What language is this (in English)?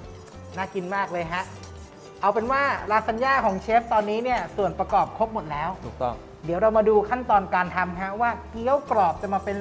Thai